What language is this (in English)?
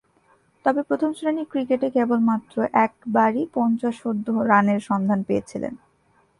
Bangla